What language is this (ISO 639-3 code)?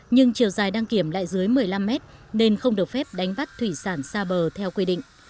vie